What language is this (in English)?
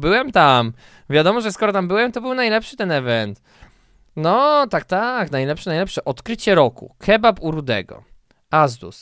Polish